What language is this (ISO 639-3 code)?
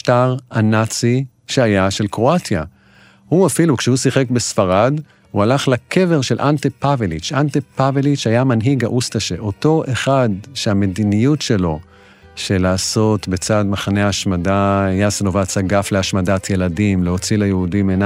heb